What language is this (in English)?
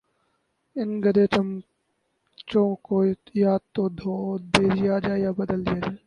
Urdu